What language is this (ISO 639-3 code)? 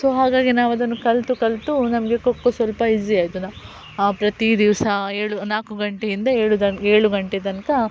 kan